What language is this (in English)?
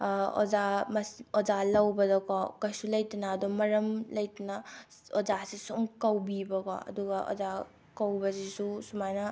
Manipuri